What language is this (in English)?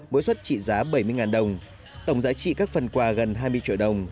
Vietnamese